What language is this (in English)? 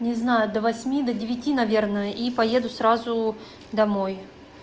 Russian